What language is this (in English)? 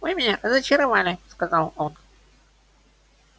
Russian